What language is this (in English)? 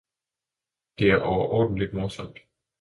Danish